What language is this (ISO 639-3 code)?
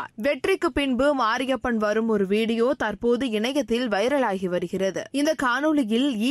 tam